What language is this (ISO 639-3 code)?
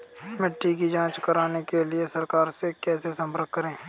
hin